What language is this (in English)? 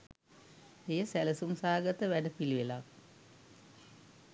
Sinhala